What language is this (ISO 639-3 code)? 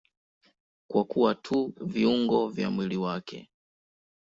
swa